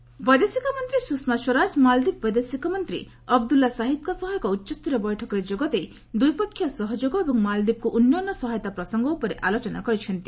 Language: Odia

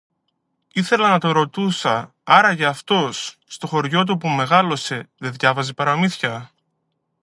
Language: Greek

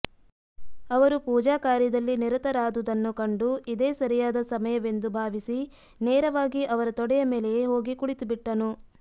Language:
Kannada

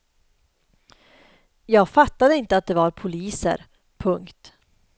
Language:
Swedish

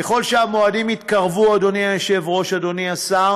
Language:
Hebrew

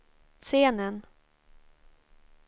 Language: Swedish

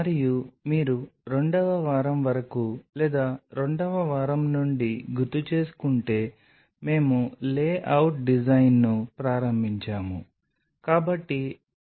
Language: Telugu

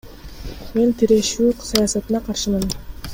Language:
Kyrgyz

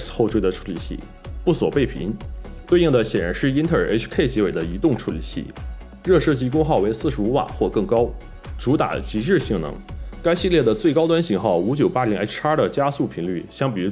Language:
Chinese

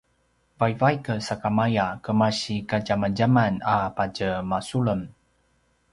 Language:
Paiwan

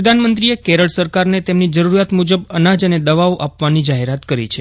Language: Gujarati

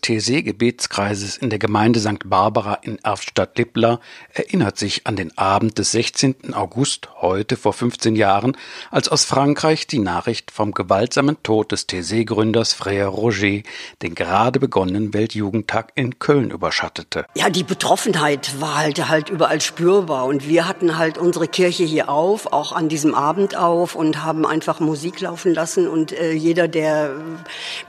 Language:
German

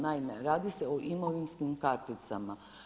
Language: Croatian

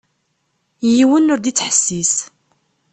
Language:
Kabyle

